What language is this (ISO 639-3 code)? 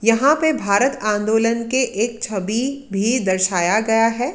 hin